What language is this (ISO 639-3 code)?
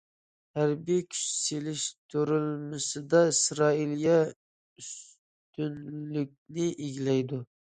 uig